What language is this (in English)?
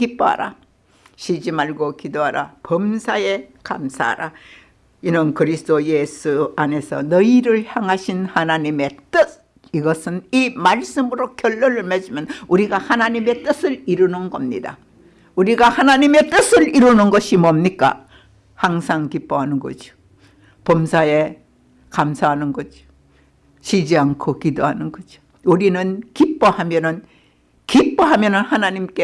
Korean